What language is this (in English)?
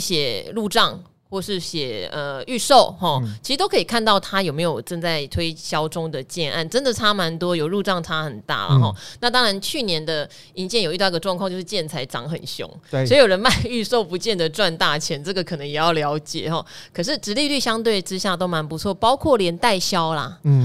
Chinese